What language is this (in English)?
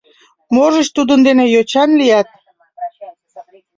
Mari